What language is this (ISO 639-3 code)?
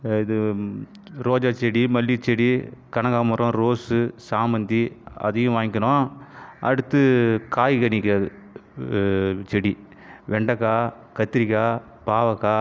tam